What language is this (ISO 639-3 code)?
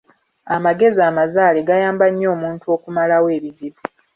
lug